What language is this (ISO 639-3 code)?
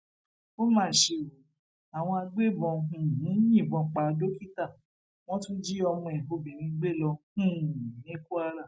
yor